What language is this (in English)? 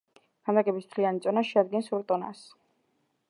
Georgian